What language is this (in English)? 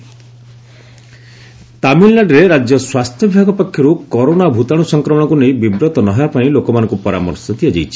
Odia